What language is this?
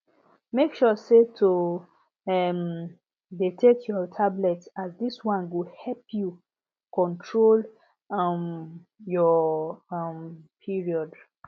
Nigerian Pidgin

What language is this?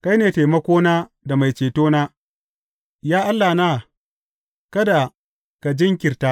Hausa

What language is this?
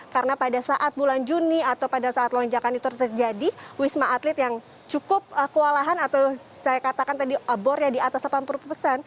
Indonesian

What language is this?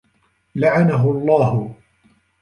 Arabic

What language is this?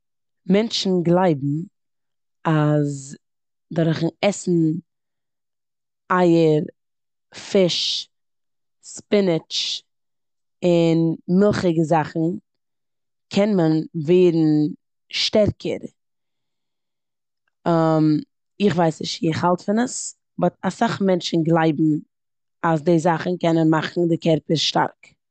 Yiddish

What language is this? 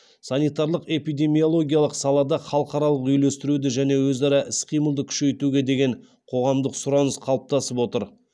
Kazakh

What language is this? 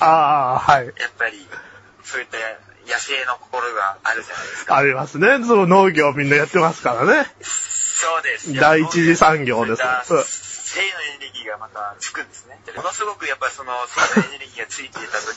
Japanese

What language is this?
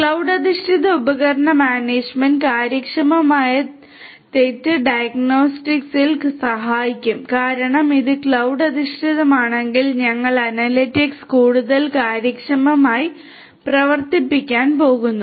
Malayalam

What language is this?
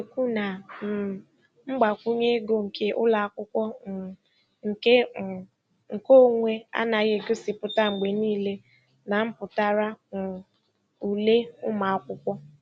Igbo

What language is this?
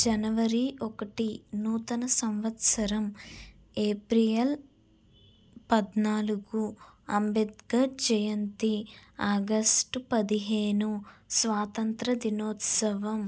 Telugu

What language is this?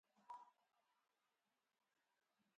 Uzbek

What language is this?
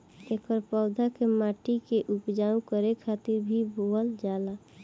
Bhojpuri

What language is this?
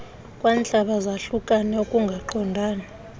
Xhosa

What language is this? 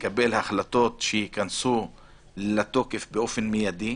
Hebrew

